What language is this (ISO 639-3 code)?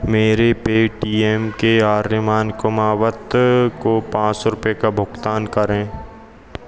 hin